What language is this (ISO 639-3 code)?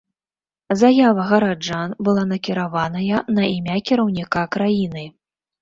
bel